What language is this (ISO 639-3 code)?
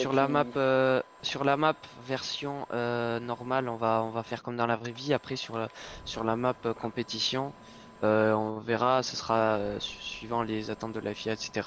fra